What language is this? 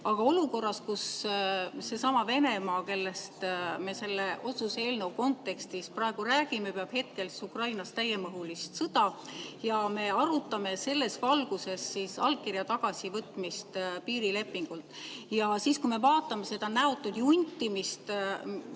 Estonian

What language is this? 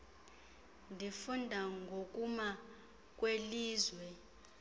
Xhosa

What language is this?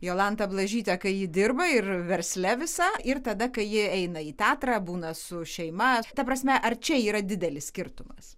Lithuanian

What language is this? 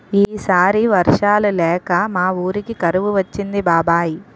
Telugu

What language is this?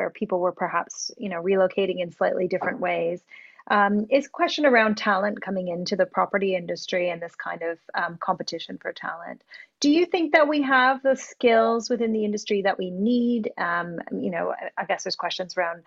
English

